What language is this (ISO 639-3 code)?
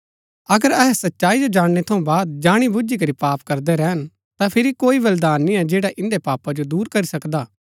gbk